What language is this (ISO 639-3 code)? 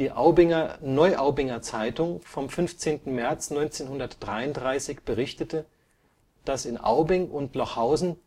deu